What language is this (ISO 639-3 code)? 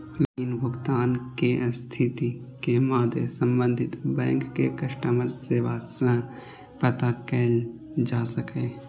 mai